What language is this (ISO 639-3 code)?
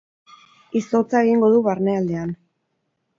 eus